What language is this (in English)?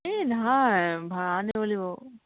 Assamese